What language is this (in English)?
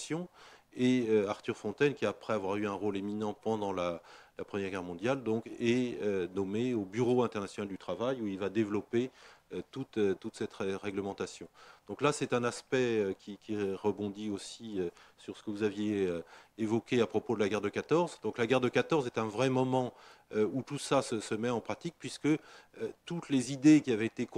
French